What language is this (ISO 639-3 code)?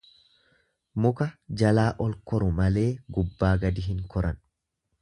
orm